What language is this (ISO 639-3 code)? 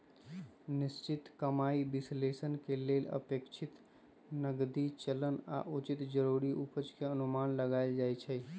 mag